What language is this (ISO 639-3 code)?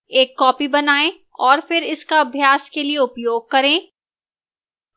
hin